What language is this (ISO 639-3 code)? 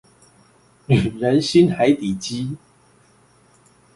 zho